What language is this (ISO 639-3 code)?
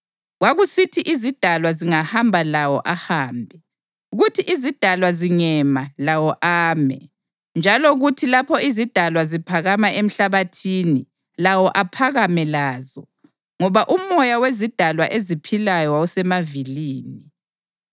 nde